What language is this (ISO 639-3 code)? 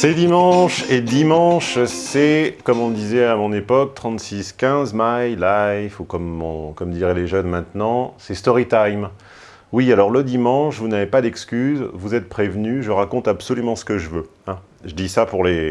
fra